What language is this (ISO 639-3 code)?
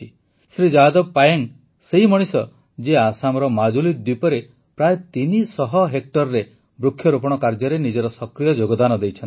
ori